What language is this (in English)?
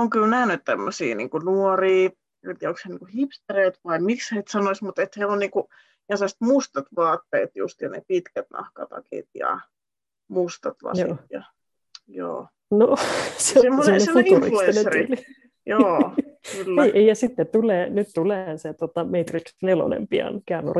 Finnish